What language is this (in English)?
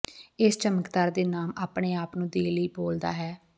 Punjabi